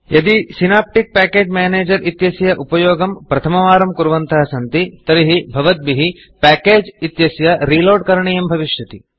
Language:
Sanskrit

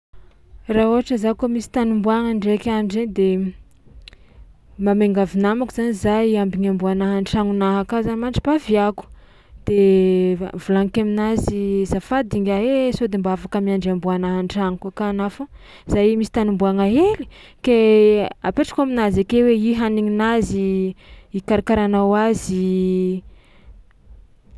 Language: Tsimihety Malagasy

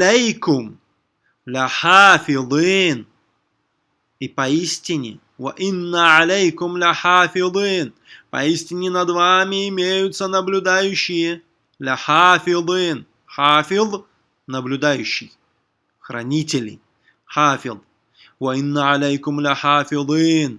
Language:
Russian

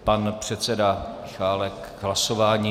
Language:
Czech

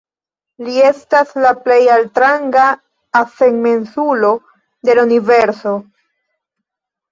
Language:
Esperanto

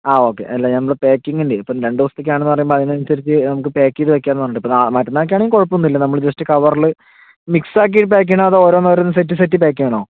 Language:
Malayalam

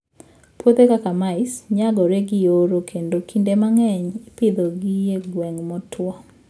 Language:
Luo (Kenya and Tanzania)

